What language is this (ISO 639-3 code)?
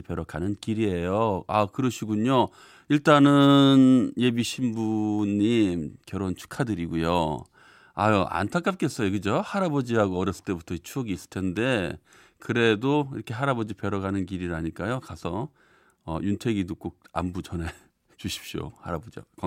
kor